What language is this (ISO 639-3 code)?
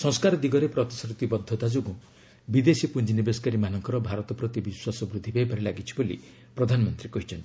ori